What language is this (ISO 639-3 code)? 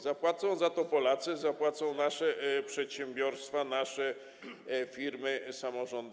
pol